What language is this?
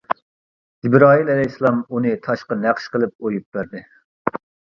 Uyghur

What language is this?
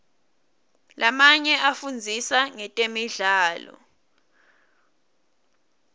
Swati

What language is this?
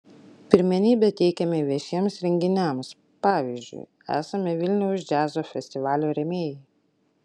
Lithuanian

